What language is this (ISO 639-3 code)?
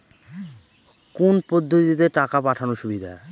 ben